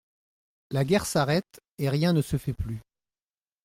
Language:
French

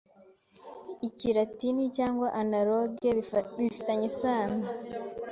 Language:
Kinyarwanda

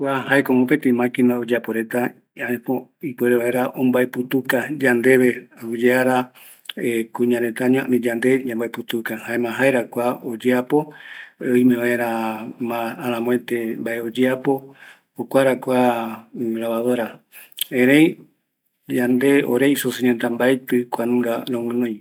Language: Eastern Bolivian Guaraní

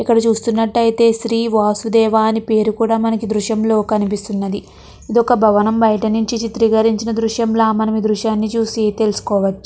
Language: Telugu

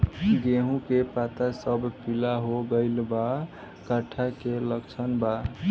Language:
Bhojpuri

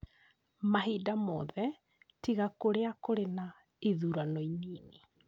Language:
Kikuyu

